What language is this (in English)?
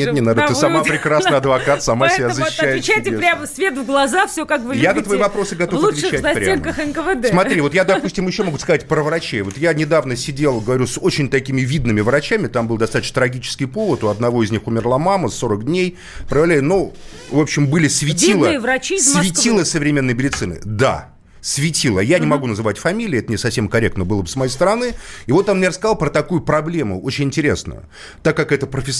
Russian